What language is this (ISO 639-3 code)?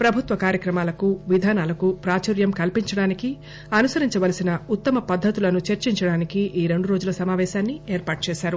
tel